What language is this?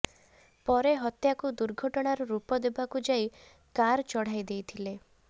Odia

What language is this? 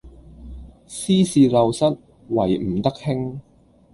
Cantonese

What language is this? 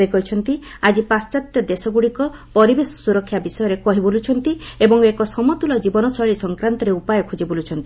Odia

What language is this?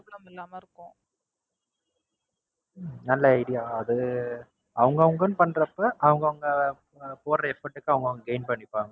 Tamil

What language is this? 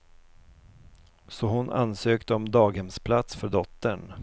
Swedish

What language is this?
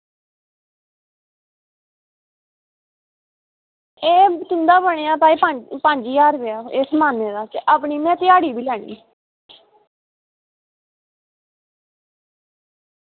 Dogri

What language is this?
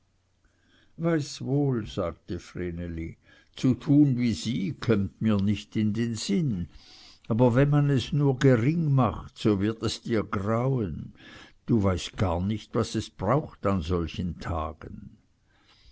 German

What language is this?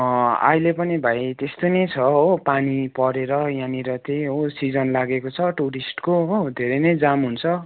Nepali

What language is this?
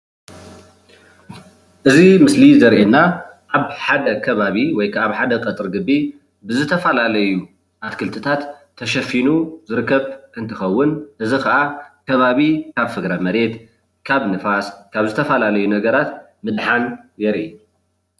Tigrinya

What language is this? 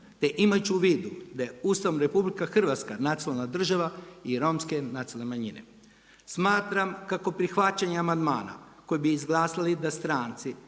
Croatian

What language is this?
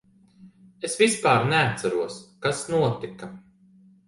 Latvian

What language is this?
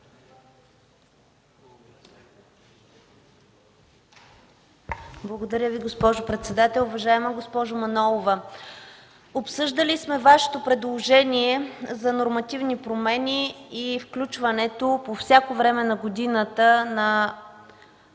Bulgarian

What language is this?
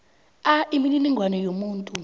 South Ndebele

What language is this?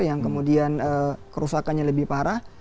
Indonesian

